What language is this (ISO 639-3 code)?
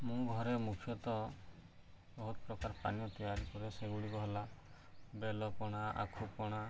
ori